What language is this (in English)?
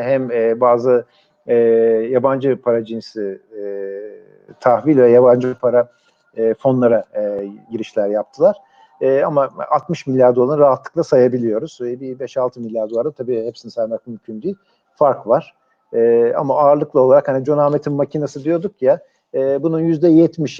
Turkish